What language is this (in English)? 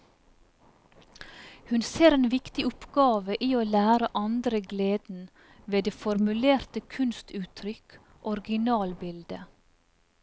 Norwegian